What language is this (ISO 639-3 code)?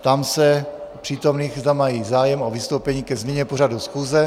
ces